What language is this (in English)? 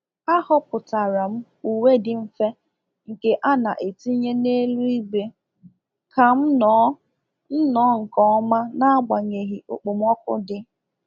Igbo